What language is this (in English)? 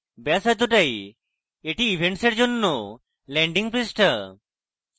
Bangla